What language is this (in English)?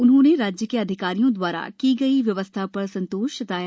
Hindi